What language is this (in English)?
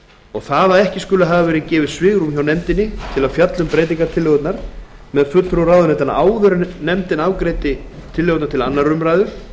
Icelandic